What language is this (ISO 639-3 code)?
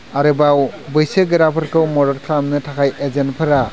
brx